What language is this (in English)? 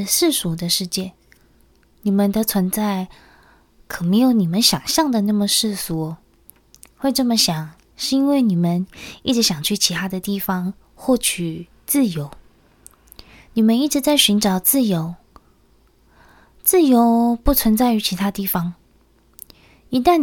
Chinese